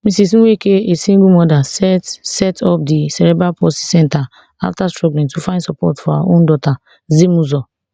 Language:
Nigerian Pidgin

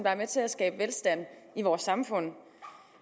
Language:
Danish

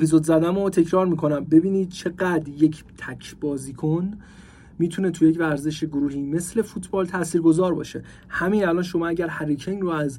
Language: Persian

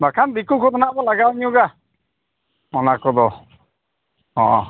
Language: Santali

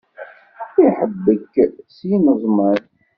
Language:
Kabyle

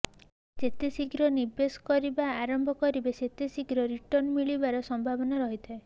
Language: Odia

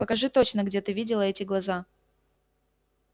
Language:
Russian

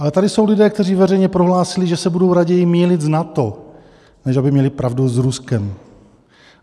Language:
Czech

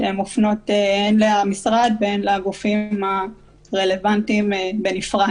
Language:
Hebrew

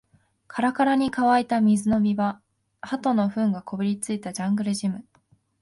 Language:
Japanese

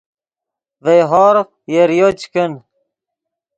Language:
Yidgha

